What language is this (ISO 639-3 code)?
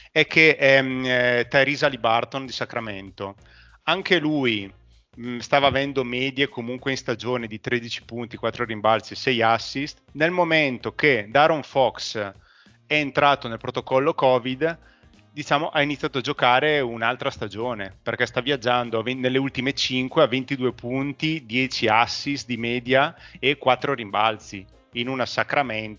ita